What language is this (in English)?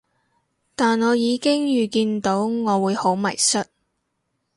Cantonese